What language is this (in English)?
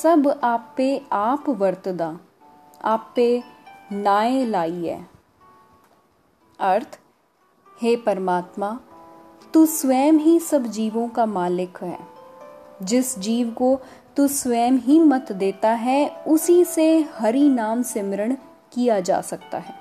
Hindi